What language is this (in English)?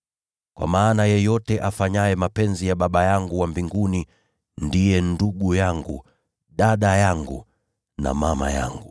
Swahili